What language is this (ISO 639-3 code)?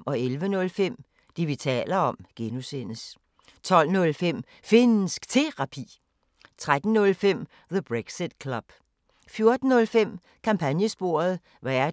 dan